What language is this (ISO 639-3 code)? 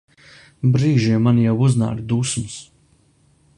lav